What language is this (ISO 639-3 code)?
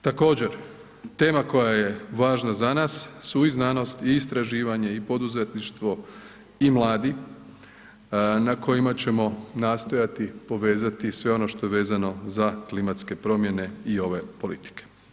hrv